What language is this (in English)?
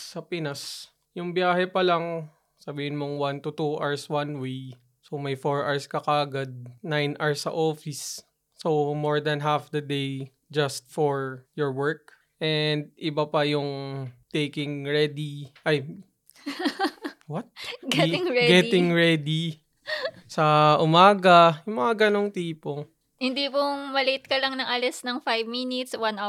Filipino